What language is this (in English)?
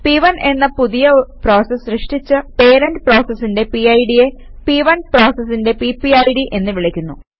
Malayalam